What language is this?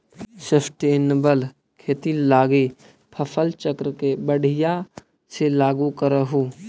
Magahi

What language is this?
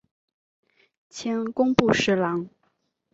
Chinese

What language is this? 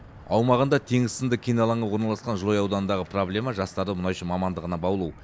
Kazakh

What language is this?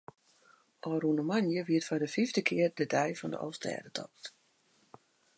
Western Frisian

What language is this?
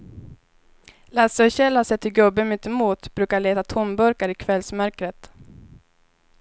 Swedish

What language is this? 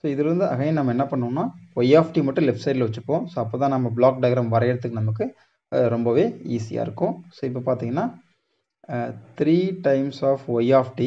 Tamil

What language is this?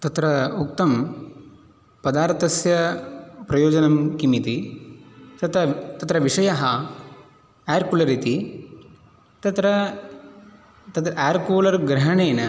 Sanskrit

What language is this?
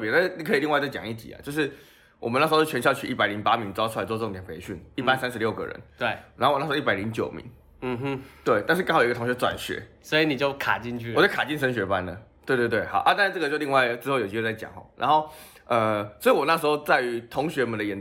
Chinese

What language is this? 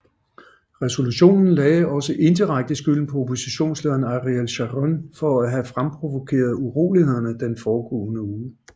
Danish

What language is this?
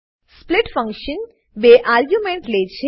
Gujarati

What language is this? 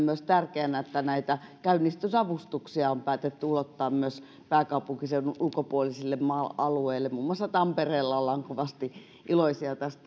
Finnish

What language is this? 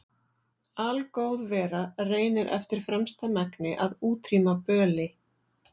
Icelandic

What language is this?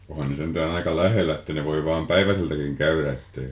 Finnish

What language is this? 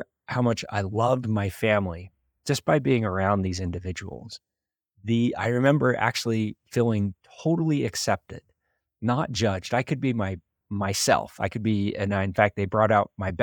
English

